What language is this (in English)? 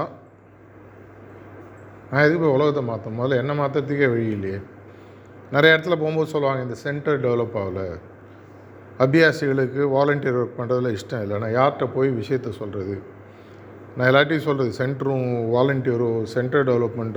Tamil